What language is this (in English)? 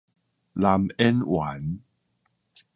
Min Nan Chinese